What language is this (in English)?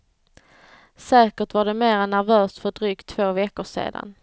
Swedish